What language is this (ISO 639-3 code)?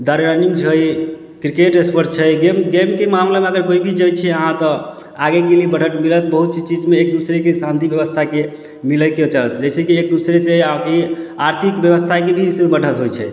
mai